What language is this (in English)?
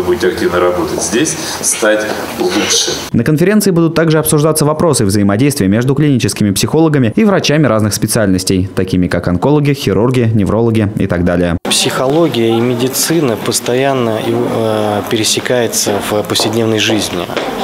Russian